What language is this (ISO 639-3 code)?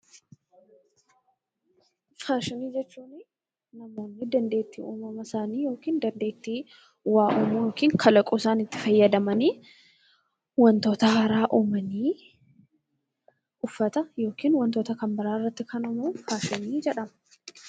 orm